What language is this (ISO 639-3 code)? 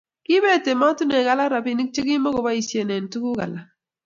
kln